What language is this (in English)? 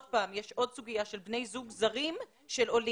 Hebrew